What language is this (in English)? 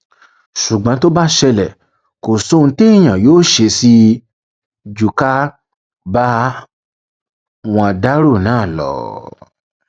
Yoruba